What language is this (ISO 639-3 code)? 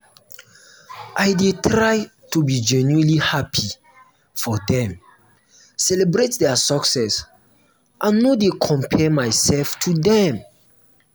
pcm